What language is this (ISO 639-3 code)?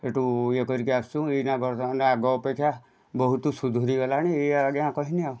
ori